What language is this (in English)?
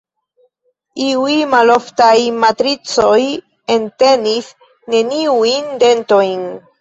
Esperanto